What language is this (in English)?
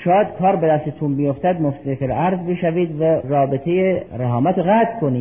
Persian